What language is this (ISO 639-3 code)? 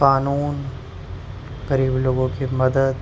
urd